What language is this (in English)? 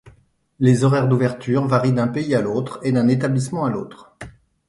French